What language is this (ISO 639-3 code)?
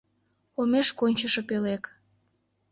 chm